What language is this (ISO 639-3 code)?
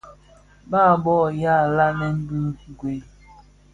ksf